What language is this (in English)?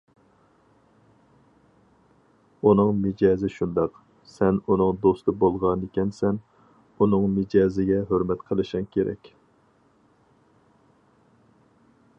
Uyghur